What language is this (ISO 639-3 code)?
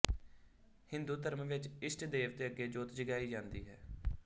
pan